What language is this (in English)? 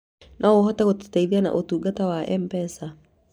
Kikuyu